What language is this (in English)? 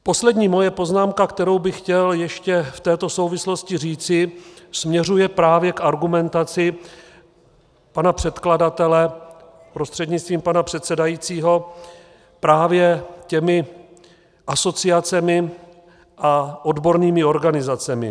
Czech